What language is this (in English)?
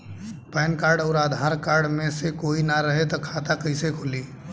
Bhojpuri